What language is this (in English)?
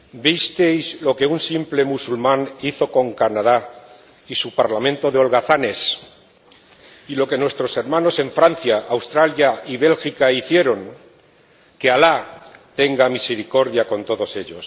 Spanish